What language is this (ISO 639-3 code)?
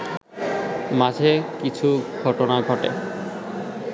ben